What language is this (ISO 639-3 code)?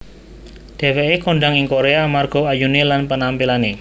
jav